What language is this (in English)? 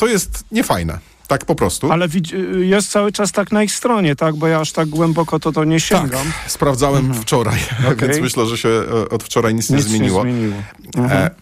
Polish